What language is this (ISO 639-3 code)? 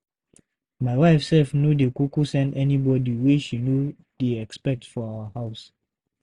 pcm